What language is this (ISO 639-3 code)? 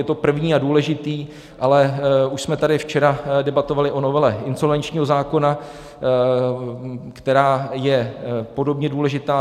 ces